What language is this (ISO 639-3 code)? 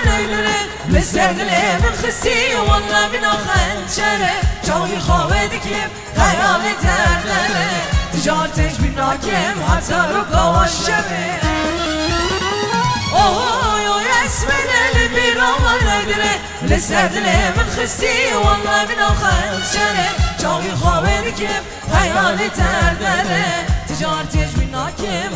tur